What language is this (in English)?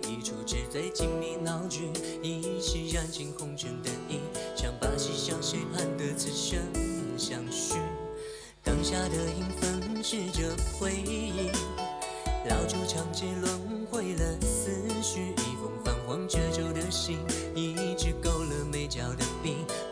Chinese